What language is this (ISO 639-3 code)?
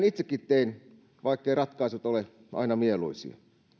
fin